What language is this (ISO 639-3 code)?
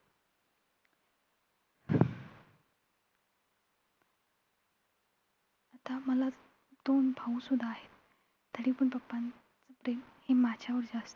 mar